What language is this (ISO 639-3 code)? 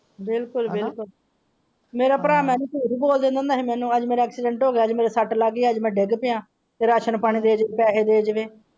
pan